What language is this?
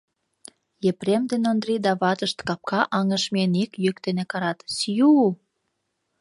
Mari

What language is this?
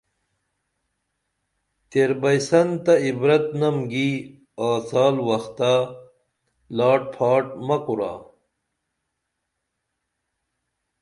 Dameli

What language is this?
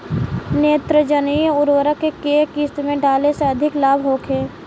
Bhojpuri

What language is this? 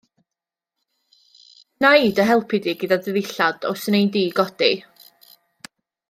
Welsh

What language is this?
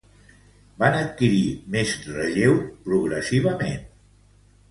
Catalan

